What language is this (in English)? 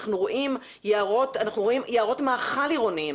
Hebrew